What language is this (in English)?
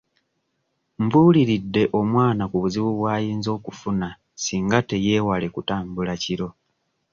Ganda